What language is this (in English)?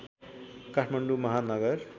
Nepali